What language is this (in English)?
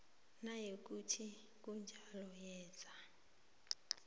South Ndebele